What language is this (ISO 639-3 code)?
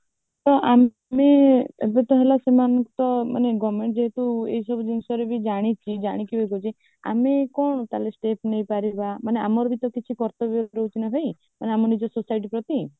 ori